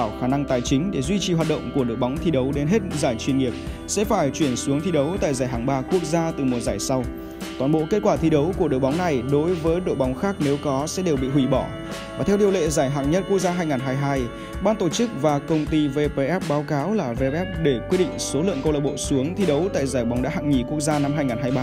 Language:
Vietnamese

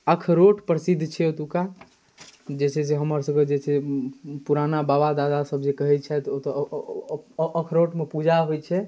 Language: Maithili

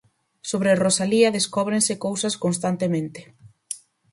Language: Galician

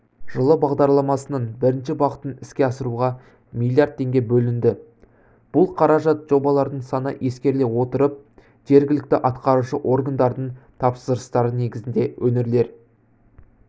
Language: Kazakh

